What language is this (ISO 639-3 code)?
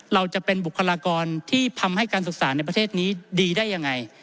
tha